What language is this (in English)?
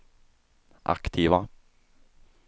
Swedish